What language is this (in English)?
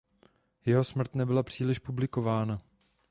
Czech